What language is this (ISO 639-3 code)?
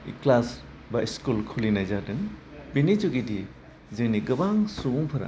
brx